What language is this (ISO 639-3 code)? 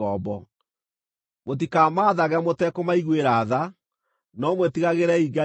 kik